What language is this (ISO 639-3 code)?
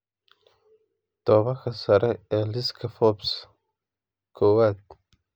som